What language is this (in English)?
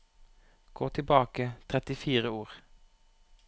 Norwegian